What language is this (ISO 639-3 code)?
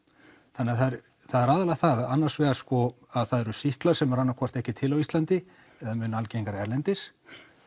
isl